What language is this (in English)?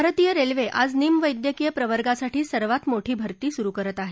Marathi